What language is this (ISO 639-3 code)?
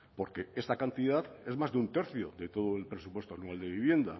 spa